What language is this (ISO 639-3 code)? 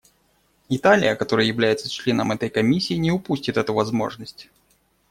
rus